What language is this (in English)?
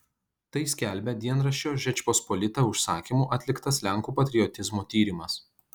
Lithuanian